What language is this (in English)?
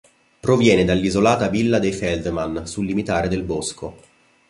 Italian